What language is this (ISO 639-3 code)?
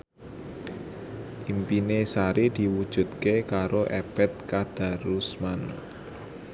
jav